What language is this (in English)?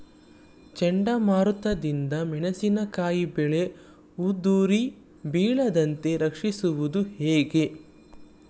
Kannada